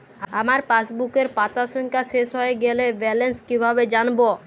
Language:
Bangla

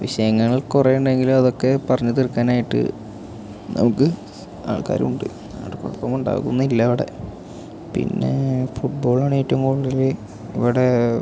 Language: Malayalam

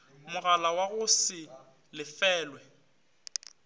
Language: Northern Sotho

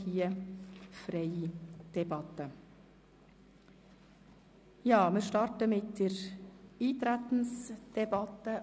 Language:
Swiss German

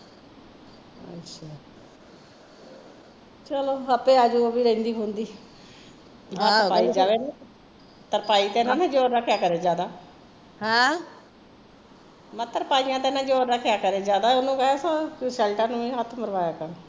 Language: Punjabi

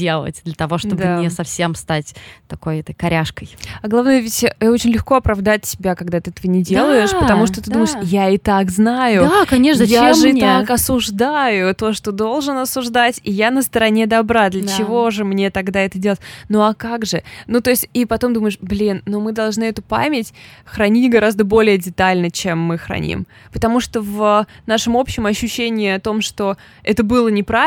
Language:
Russian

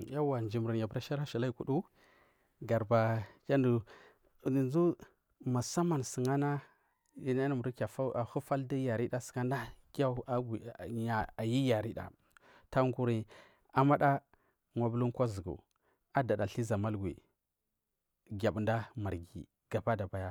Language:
Marghi South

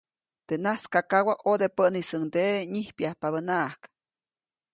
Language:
Copainalá Zoque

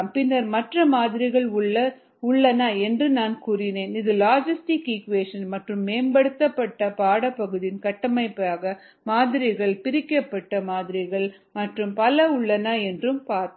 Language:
Tamil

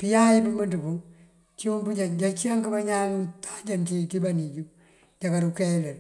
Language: Mandjak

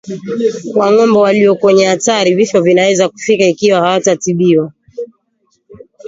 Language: Swahili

